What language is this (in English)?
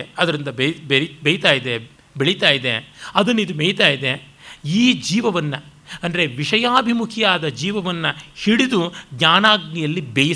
Kannada